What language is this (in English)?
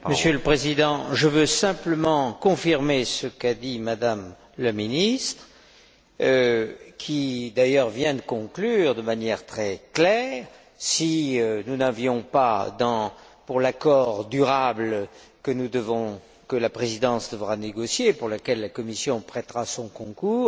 French